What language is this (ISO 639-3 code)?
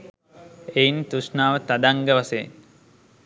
sin